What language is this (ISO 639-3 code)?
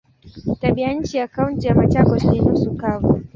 swa